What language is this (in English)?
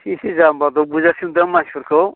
Bodo